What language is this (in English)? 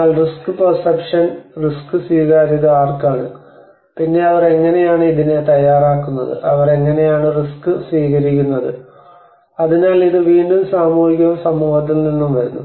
Malayalam